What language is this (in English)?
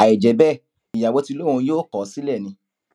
Yoruba